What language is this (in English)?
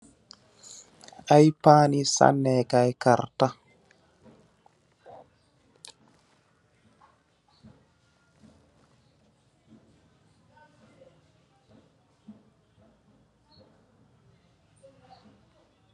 Wolof